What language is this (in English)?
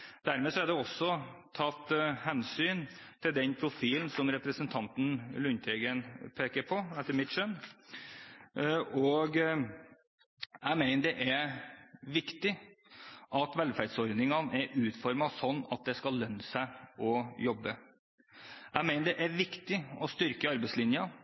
Norwegian Bokmål